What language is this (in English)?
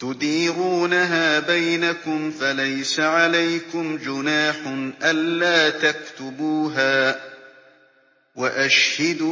Arabic